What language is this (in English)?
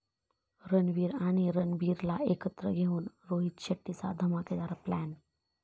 Marathi